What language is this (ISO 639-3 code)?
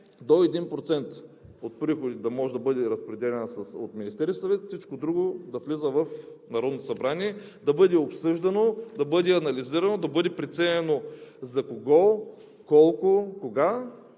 bul